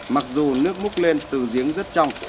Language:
Vietnamese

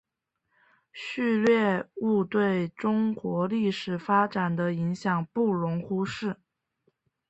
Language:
Chinese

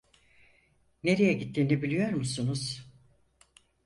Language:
Turkish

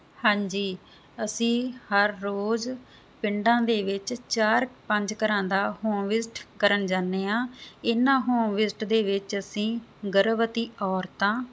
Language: Punjabi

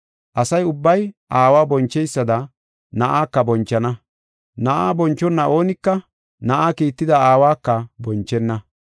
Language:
Gofa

